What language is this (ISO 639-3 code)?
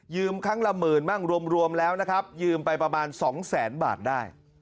tha